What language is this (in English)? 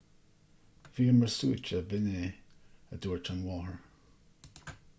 Irish